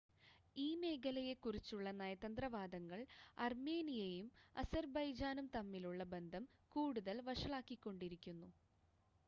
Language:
Malayalam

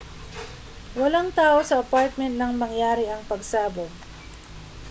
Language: Filipino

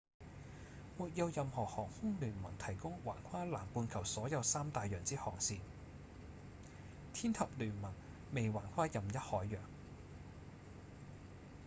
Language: Cantonese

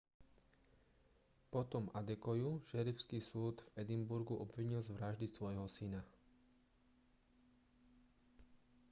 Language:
Slovak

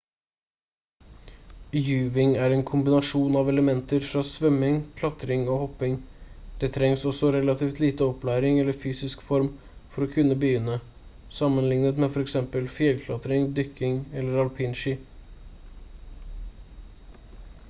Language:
Norwegian Bokmål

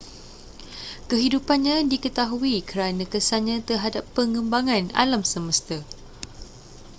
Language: Malay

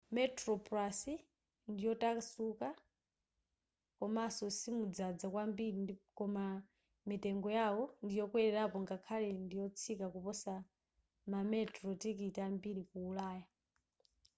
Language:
Nyanja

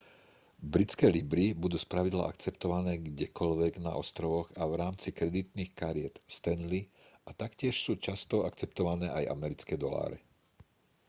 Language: Slovak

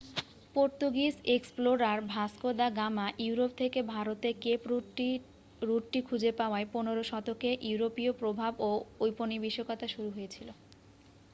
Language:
Bangla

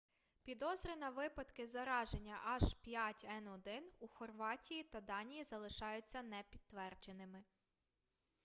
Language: Ukrainian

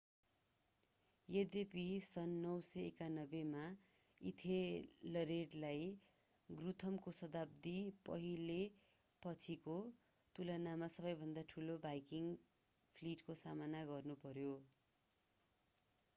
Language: Nepali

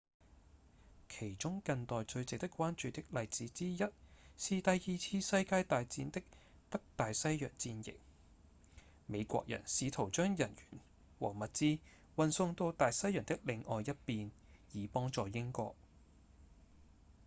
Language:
Cantonese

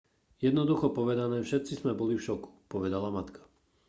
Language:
Slovak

